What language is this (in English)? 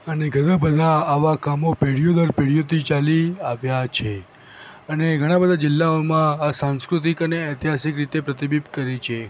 Gujarati